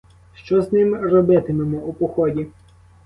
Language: Ukrainian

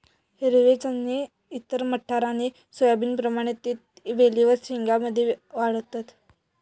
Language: Marathi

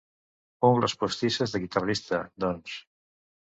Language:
Catalan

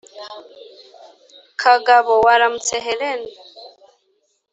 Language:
Kinyarwanda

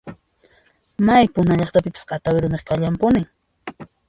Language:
Puno Quechua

